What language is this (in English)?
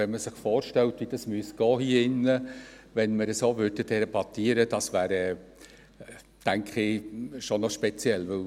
Swiss German